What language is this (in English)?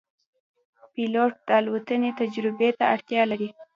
Pashto